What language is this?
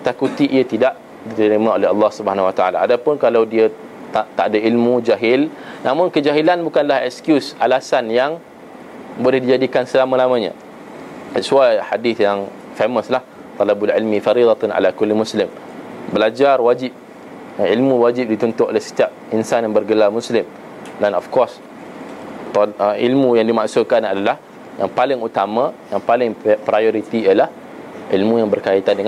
Malay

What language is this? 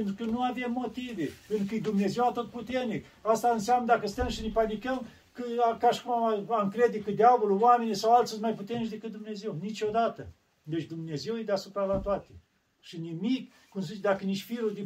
Romanian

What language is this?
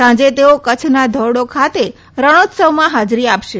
Gujarati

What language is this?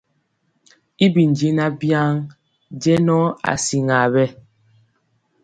Mpiemo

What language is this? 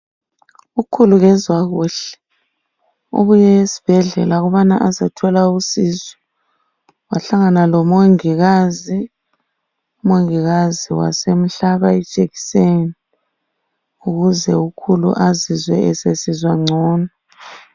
North Ndebele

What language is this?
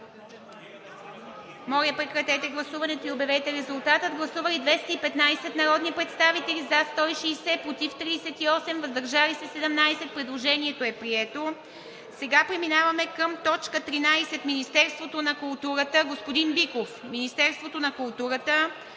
Bulgarian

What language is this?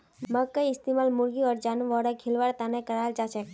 Magahi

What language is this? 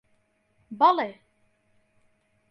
Central Kurdish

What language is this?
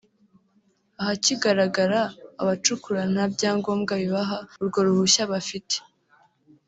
Kinyarwanda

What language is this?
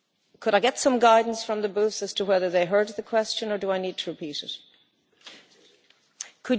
English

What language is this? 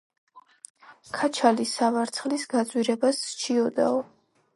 Georgian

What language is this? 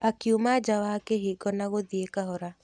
Kikuyu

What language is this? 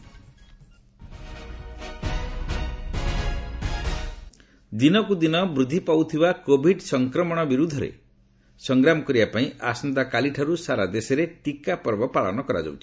Odia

